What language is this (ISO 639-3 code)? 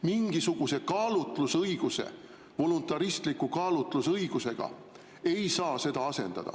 est